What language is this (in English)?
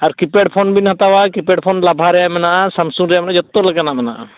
Santali